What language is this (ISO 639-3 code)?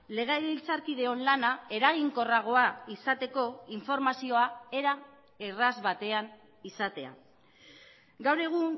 eus